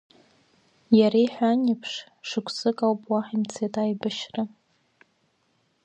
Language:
Abkhazian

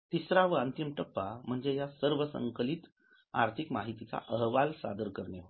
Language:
Marathi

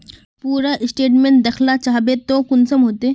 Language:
Magahi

